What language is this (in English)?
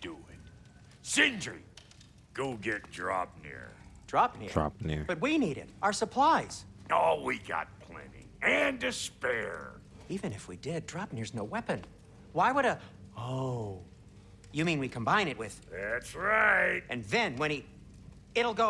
English